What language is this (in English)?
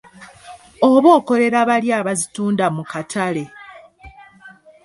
Ganda